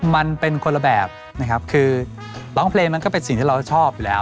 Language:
Thai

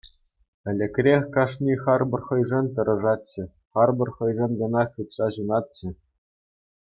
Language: Chuvash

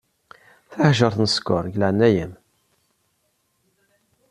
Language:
Kabyle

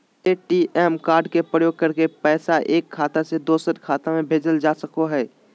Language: Magahi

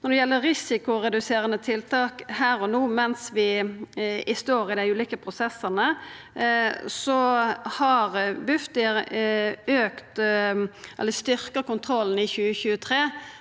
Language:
Norwegian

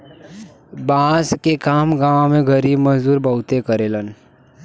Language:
Bhojpuri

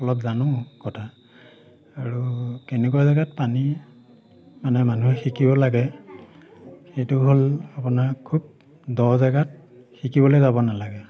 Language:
Assamese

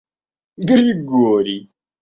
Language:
Russian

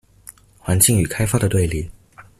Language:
Chinese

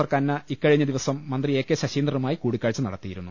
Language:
Malayalam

